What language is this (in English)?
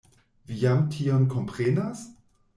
Esperanto